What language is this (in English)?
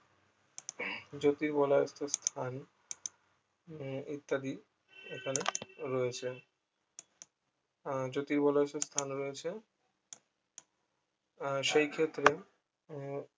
Bangla